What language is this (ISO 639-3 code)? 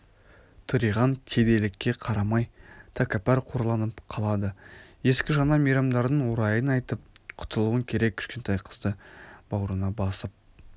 kaz